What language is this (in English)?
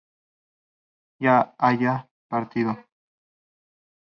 Spanish